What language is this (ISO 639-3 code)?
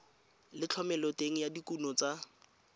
tsn